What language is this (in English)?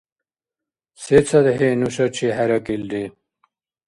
Dargwa